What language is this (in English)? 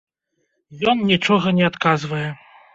Belarusian